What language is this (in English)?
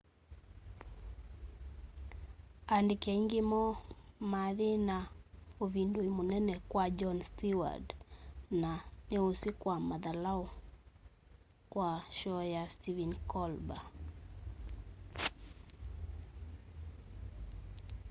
Kamba